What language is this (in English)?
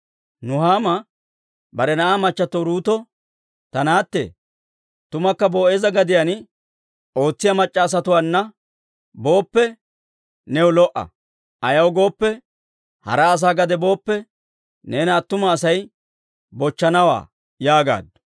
Dawro